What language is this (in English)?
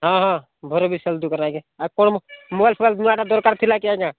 Odia